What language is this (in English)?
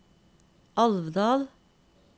Norwegian